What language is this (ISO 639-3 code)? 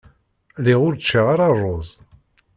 kab